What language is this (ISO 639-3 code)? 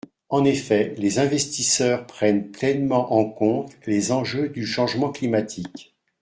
fra